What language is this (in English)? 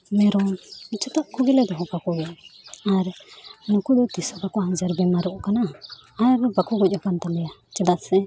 Santali